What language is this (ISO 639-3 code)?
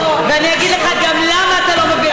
heb